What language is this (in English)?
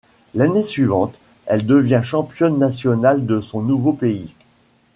French